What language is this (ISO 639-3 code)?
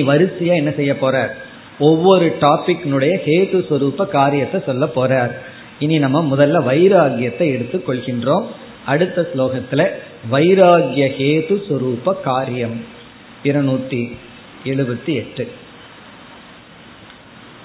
tam